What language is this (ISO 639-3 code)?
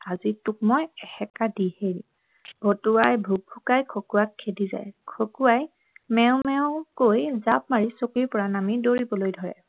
asm